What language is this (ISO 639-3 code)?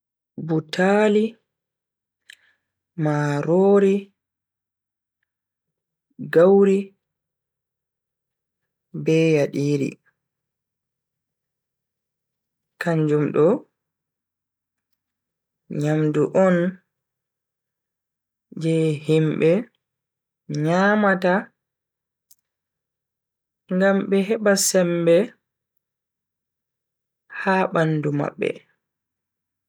fui